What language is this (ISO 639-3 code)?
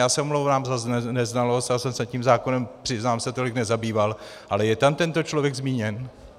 ces